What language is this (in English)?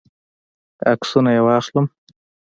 Pashto